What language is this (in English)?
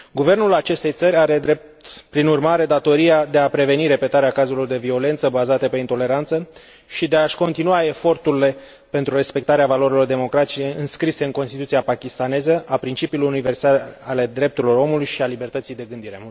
Romanian